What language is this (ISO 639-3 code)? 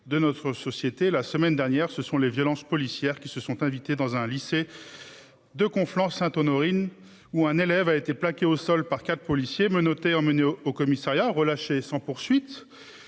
fra